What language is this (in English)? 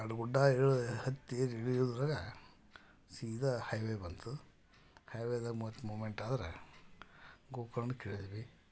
Kannada